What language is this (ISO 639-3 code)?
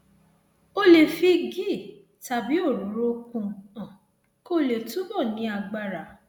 yor